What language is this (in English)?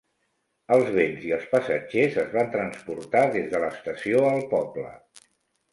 Catalan